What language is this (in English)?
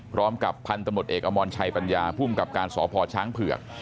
Thai